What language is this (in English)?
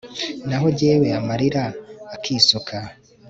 Kinyarwanda